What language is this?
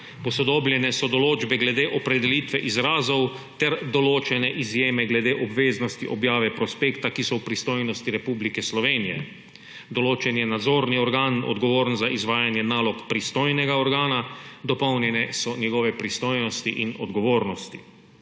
Slovenian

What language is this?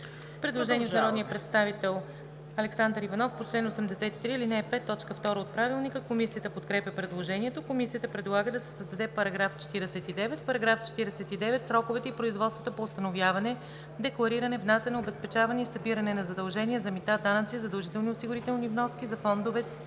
Bulgarian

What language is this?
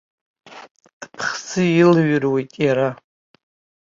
Abkhazian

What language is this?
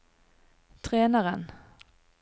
Norwegian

